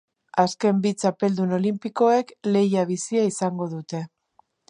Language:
Basque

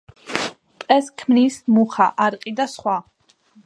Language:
Georgian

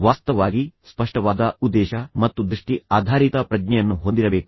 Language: Kannada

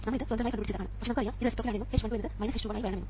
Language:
Malayalam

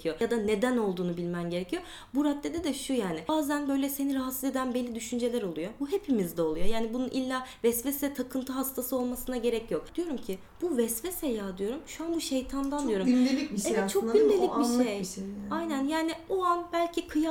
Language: Turkish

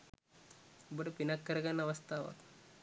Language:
Sinhala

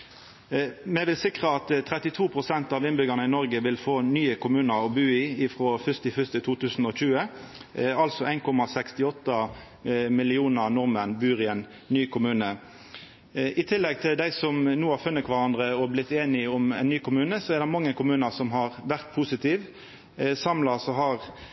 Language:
Norwegian Nynorsk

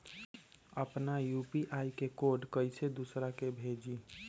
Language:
Magahi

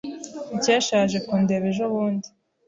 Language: Kinyarwanda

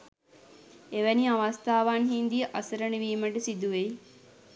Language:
Sinhala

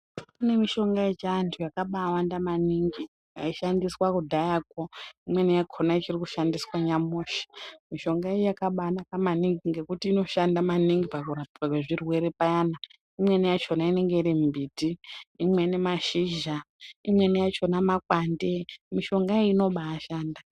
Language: Ndau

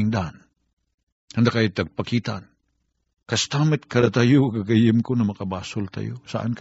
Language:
Filipino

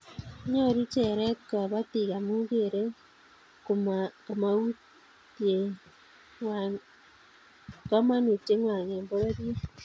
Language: Kalenjin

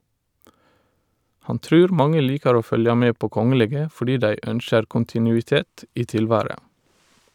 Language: Norwegian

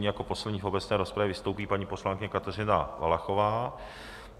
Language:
Czech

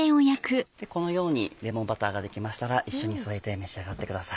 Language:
Japanese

